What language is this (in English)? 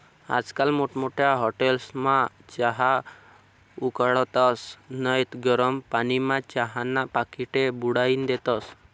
Marathi